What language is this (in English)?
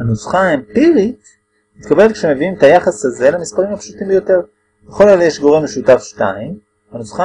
Hebrew